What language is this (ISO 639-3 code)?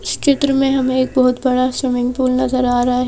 hin